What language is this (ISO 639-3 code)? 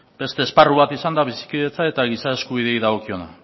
eus